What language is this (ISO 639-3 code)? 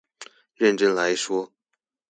zho